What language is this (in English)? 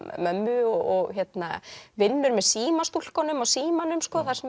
Icelandic